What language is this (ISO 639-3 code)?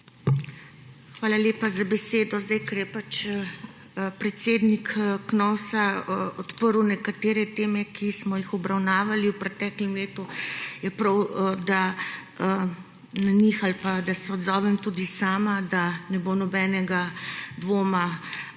slv